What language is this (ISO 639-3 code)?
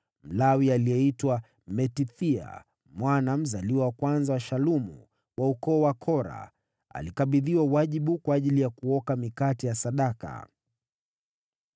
swa